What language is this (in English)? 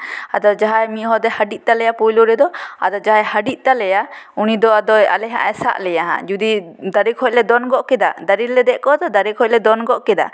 Santali